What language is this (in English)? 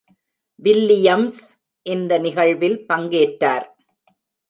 Tamil